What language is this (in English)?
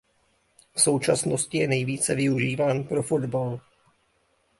Czech